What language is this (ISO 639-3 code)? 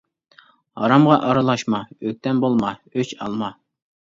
uig